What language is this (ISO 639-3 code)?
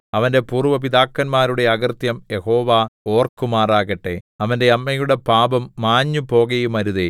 mal